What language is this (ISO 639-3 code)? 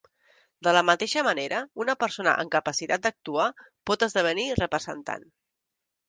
cat